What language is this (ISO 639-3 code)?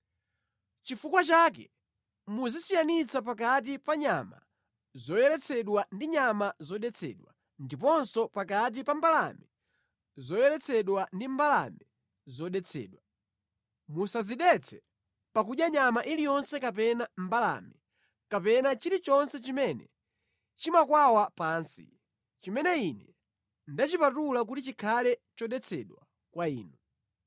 nya